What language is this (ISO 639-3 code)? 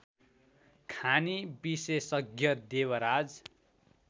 nep